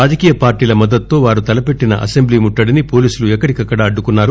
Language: Telugu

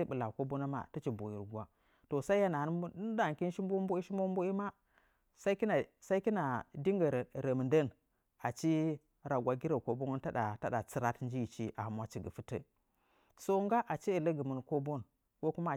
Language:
Nzanyi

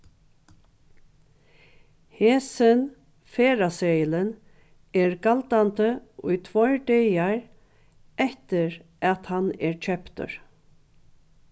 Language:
Faroese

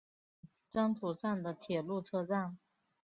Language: Chinese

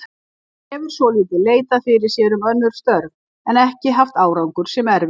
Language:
Icelandic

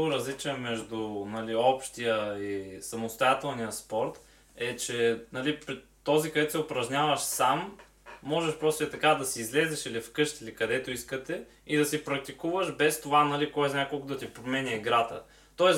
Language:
Bulgarian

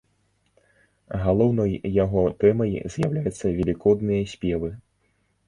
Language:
Belarusian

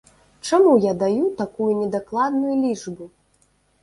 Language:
Belarusian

